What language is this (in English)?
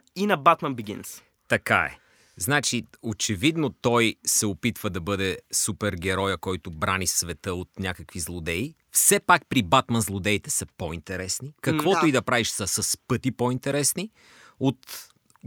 Bulgarian